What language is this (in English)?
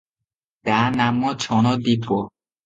Odia